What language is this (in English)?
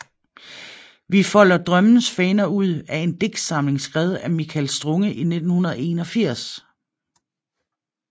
Danish